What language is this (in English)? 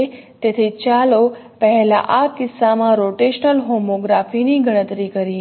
Gujarati